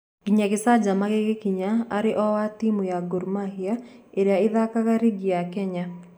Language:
Kikuyu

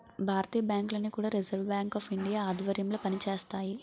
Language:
Telugu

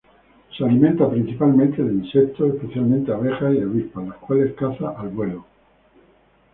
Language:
Spanish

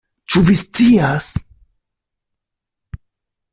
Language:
Esperanto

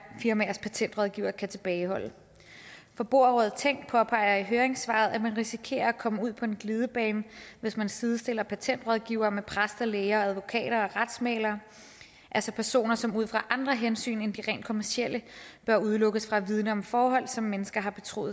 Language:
Danish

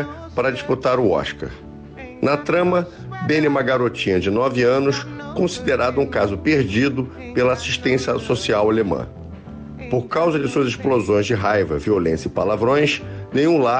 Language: Portuguese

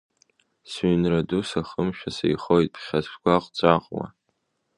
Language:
Abkhazian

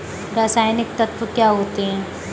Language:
Hindi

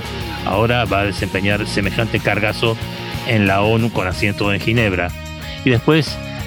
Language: Spanish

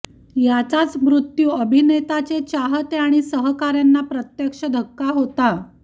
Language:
Marathi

